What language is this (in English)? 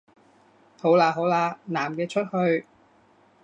Cantonese